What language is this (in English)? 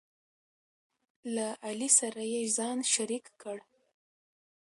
Pashto